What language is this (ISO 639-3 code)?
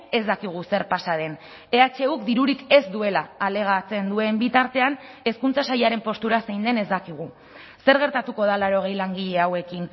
eus